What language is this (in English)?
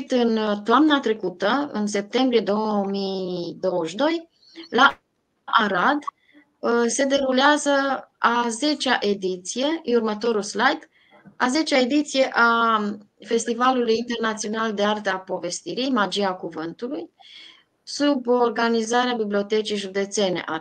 Romanian